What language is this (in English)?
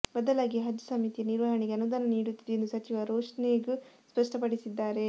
Kannada